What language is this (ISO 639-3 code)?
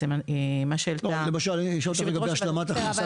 heb